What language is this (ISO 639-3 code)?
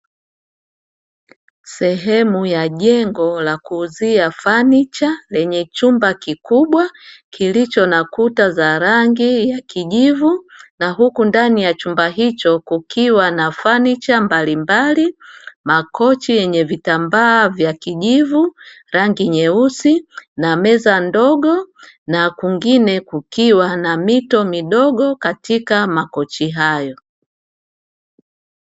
swa